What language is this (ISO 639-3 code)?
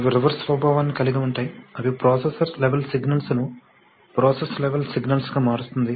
tel